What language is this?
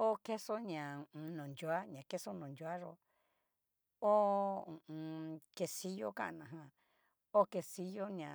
Cacaloxtepec Mixtec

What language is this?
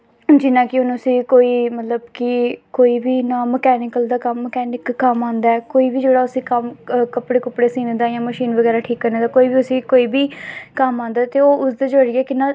Dogri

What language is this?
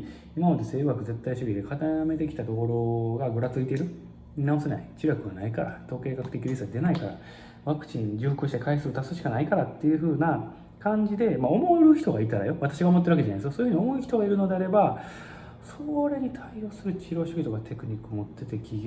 Japanese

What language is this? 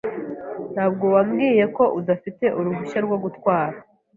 Kinyarwanda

